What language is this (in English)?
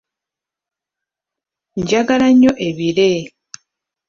Ganda